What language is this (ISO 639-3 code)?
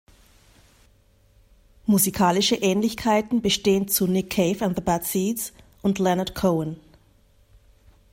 deu